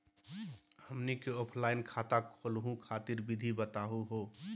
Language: Magahi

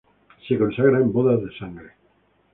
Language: Spanish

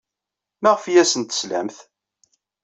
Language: Kabyle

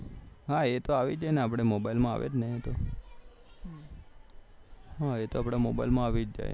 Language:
Gujarati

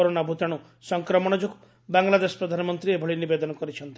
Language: Odia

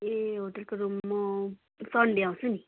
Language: Nepali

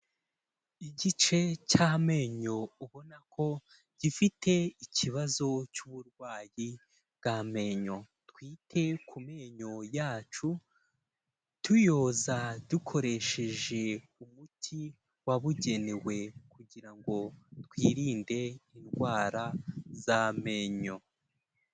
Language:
Kinyarwanda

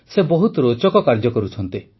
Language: Odia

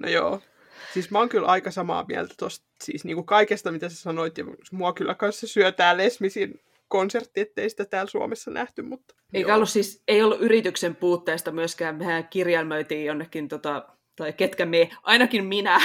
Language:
Finnish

